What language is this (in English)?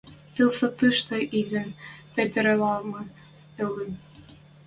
Western Mari